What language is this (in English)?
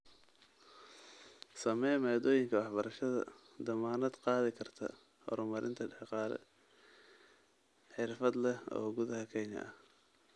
Somali